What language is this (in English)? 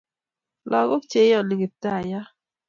Kalenjin